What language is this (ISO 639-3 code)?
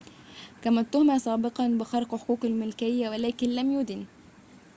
ara